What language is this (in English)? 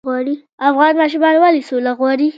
Pashto